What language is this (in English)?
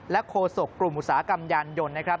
Thai